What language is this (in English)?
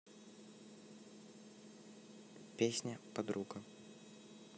Russian